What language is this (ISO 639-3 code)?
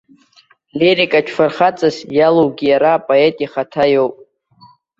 abk